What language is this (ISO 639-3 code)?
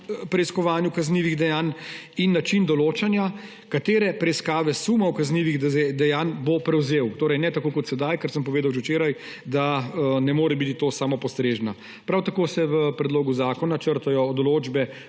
slv